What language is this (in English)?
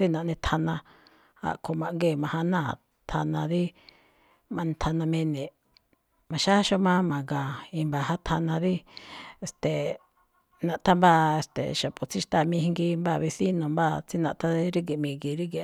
Malinaltepec Me'phaa